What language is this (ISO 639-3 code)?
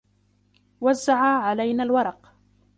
ara